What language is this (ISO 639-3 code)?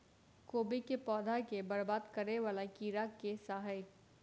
mai